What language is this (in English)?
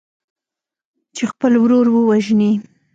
Pashto